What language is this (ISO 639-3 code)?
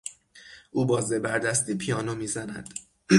fas